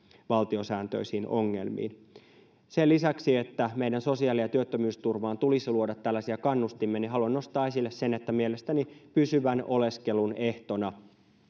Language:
Finnish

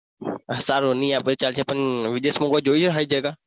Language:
Gujarati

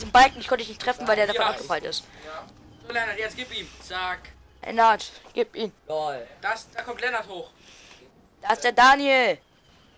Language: German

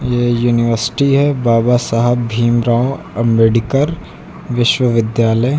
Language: Hindi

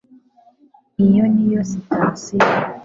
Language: Kinyarwanda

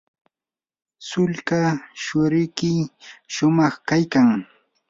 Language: Yanahuanca Pasco Quechua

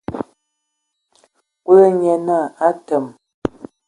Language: Ewondo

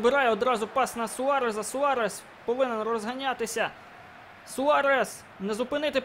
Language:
Ukrainian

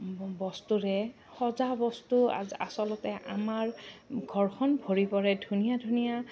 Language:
Assamese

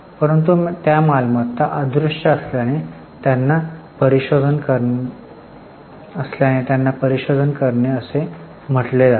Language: Marathi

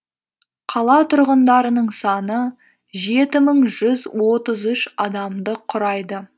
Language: Kazakh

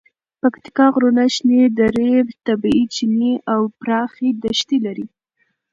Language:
Pashto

